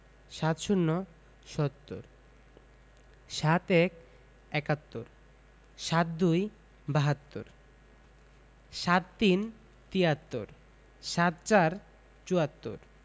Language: Bangla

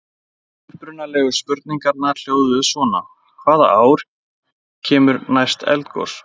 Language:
Icelandic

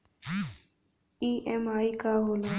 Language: Bhojpuri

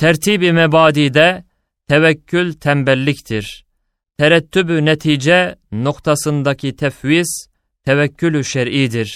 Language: Turkish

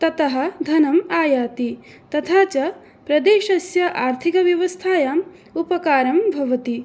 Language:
Sanskrit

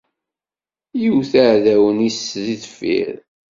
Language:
Kabyle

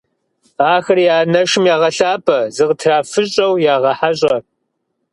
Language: Kabardian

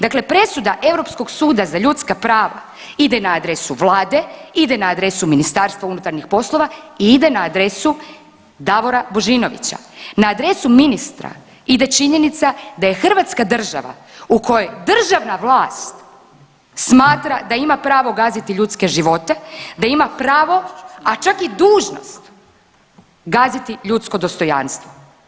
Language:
Croatian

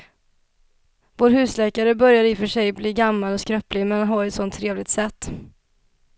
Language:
Swedish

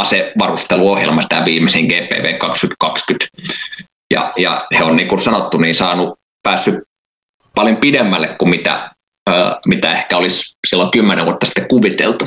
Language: Finnish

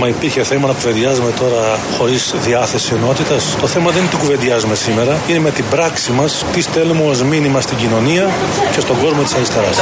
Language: Greek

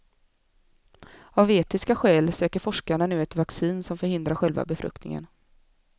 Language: Swedish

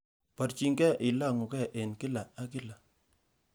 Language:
Kalenjin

